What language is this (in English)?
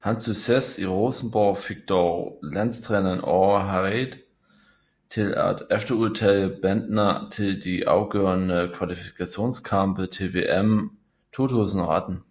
Danish